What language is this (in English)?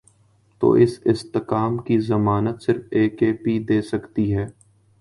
Urdu